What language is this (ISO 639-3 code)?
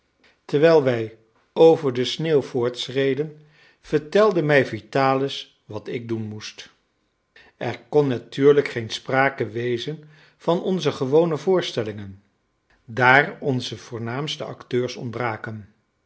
nld